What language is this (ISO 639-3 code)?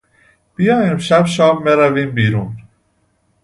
fas